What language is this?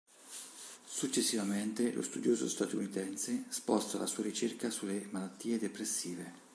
Italian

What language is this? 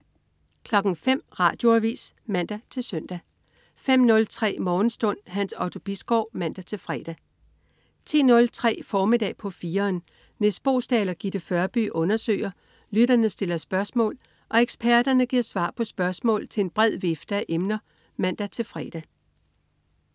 Danish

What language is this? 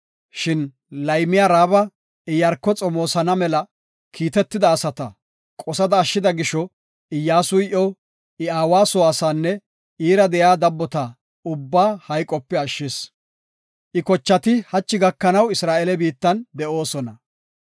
Gofa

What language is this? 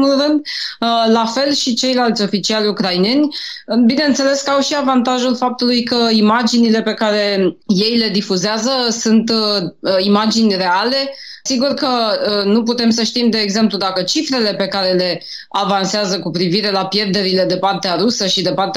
Romanian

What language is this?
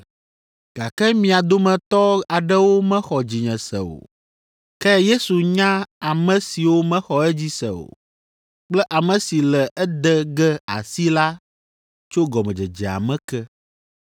Ewe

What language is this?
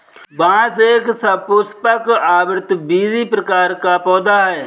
Hindi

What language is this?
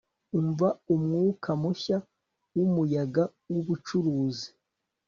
Kinyarwanda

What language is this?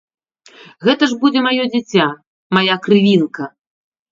Belarusian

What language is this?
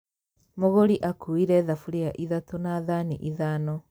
Kikuyu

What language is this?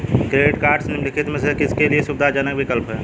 Hindi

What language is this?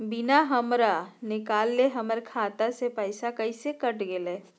Magahi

